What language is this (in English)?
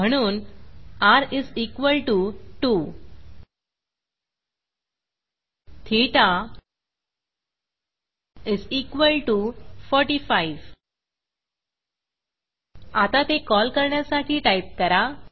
Marathi